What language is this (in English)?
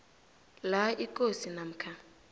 South Ndebele